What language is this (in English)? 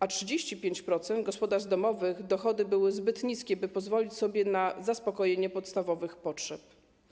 Polish